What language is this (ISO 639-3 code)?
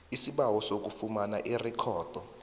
nbl